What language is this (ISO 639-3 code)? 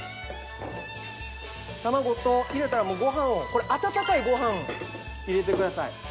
jpn